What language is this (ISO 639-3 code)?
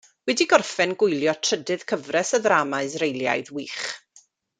cym